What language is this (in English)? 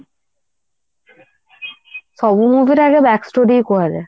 Odia